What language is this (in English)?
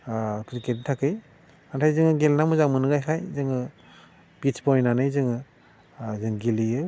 Bodo